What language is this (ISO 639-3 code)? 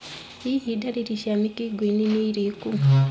kik